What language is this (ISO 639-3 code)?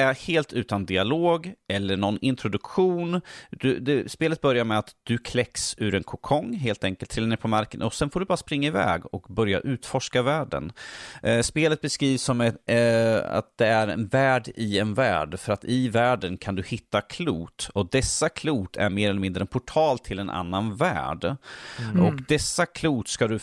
swe